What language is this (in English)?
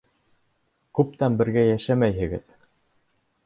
Bashkir